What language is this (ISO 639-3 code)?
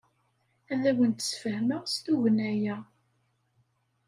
kab